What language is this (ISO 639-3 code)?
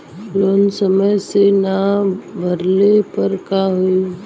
bho